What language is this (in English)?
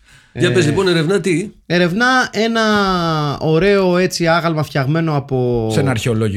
Greek